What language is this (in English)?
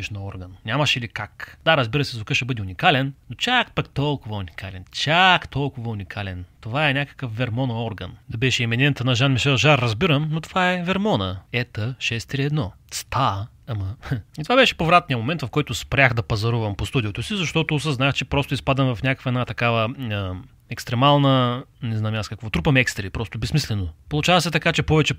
Bulgarian